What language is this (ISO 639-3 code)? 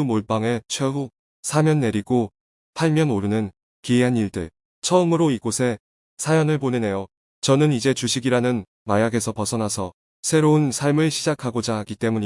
kor